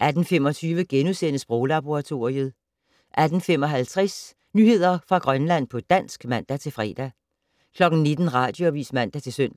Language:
Danish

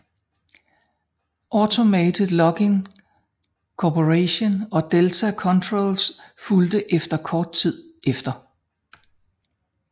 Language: Danish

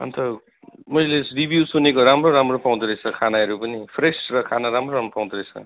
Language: Nepali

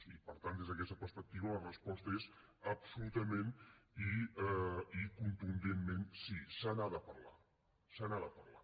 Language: Catalan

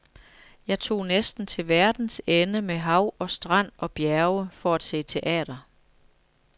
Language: Danish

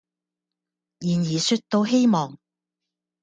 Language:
Cantonese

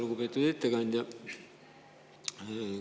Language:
Estonian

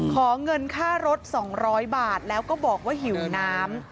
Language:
Thai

